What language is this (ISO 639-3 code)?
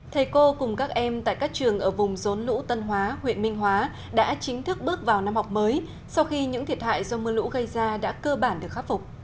vie